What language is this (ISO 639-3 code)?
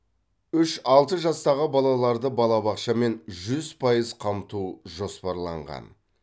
kaz